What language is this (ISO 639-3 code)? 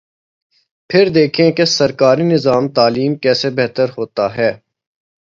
urd